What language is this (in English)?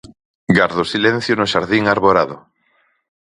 Galician